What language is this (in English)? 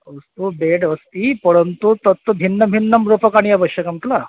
Sanskrit